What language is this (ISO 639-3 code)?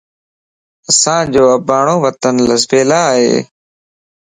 lss